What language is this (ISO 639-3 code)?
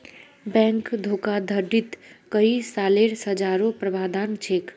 mag